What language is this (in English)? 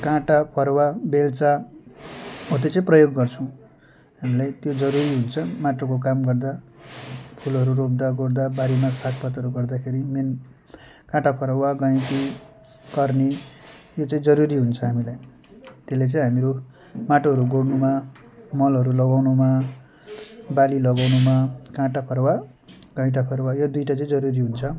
Nepali